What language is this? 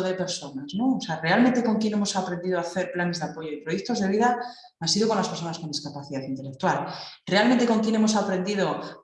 Spanish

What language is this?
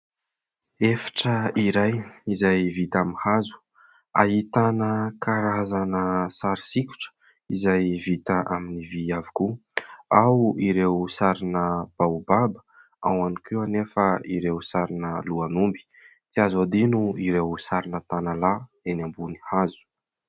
Malagasy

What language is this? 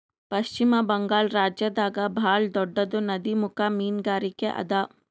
Kannada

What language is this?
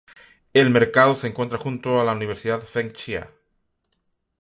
Spanish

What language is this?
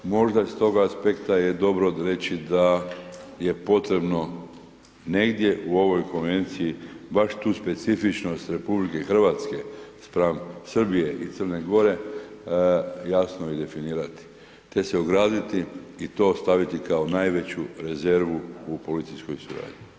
Croatian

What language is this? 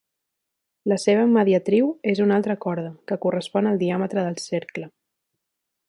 Catalan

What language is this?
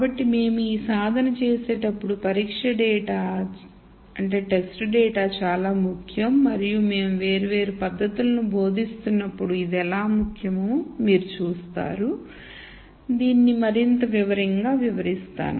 Telugu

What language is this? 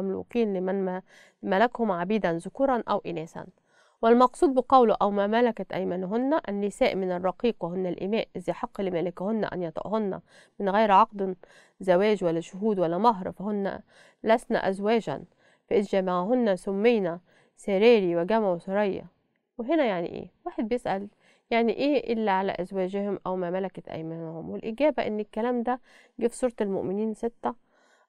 Arabic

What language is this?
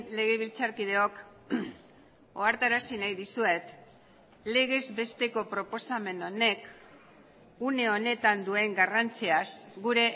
Basque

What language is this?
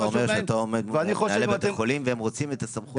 Hebrew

